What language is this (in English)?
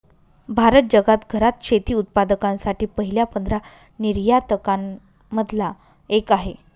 Marathi